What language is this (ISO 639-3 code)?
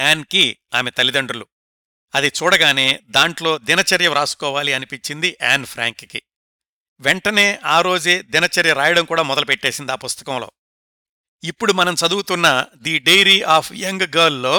tel